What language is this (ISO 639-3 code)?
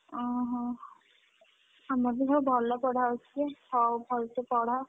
ori